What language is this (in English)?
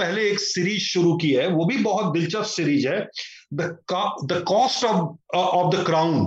Hindi